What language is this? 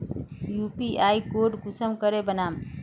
Magahi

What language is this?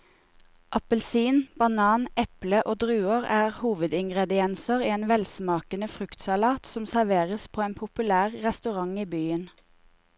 Norwegian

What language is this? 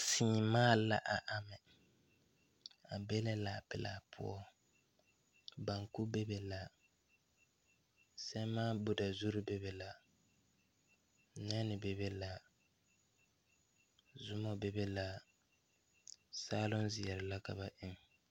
Southern Dagaare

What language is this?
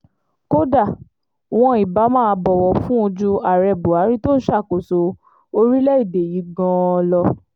Yoruba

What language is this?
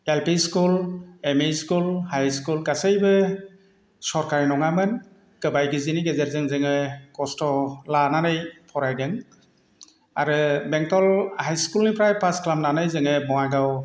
Bodo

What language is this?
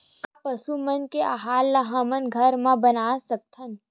Chhattisgarhi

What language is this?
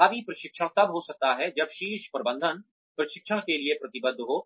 Hindi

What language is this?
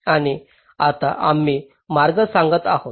Marathi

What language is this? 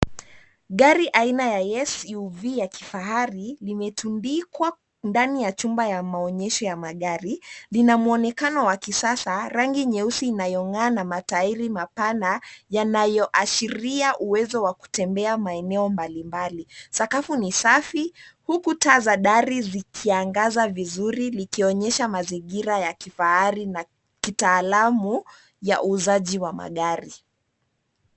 Swahili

